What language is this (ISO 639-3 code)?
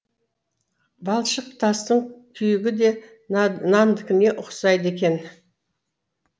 kaz